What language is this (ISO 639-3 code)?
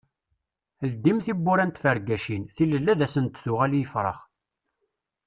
kab